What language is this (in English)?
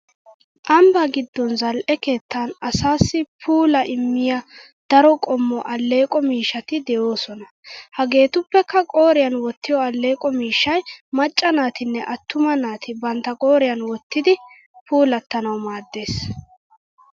Wolaytta